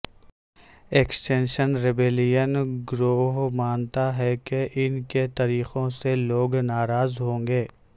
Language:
Urdu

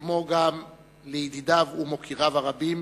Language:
Hebrew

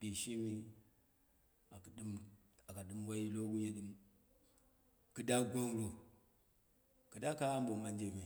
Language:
Dera (Nigeria)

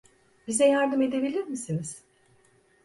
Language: Turkish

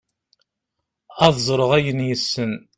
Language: Kabyle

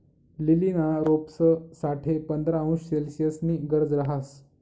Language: Marathi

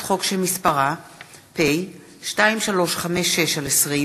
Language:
Hebrew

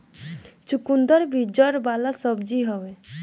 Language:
Bhojpuri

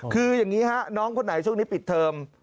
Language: Thai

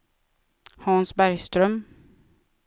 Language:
Swedish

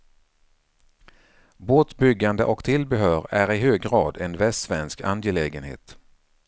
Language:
Swedish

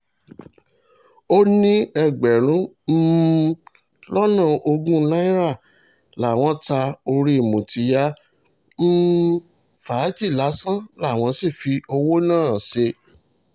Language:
Yoruba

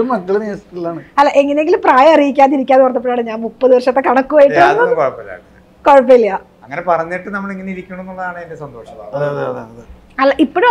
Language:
Malayalam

